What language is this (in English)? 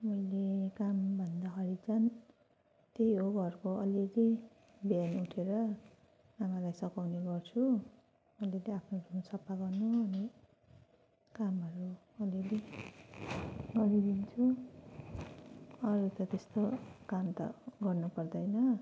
Nepali